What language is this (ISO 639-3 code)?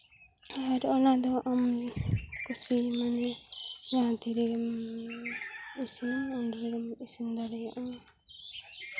sat